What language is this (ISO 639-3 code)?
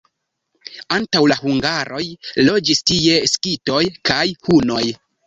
epo